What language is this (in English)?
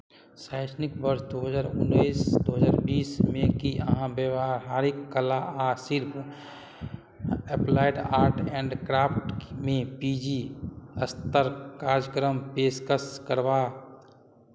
Maithili